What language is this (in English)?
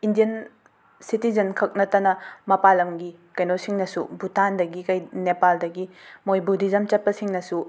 Manipuri